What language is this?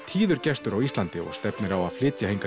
Icelandic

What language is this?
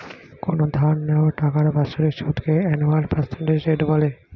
Bangla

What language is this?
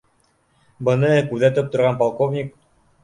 Bashkir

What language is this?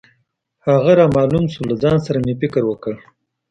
Pashto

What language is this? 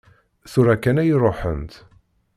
Kabyle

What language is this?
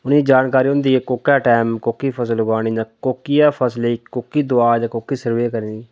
Dogri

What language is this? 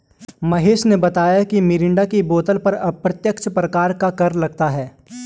Hindi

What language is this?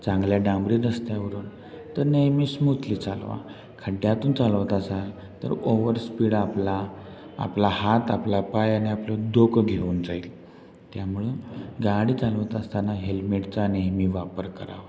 Marathi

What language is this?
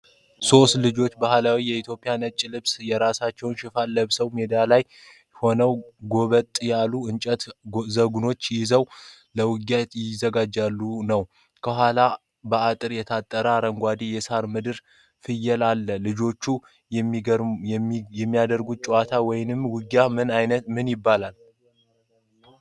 Amharic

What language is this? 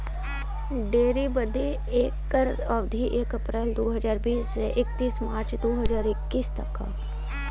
Bhojpuri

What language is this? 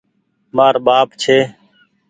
Goaria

